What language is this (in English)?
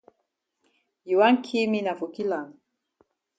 Cameroon Pidgin